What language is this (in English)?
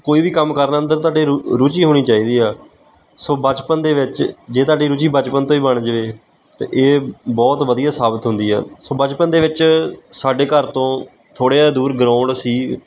Punjabi